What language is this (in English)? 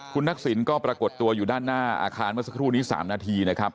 Thai